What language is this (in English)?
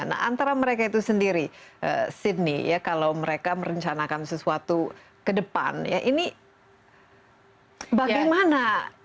Indonesian